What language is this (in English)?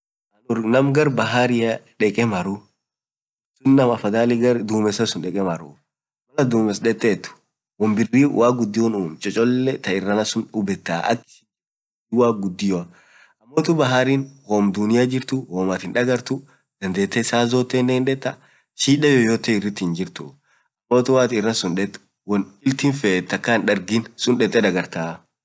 Orma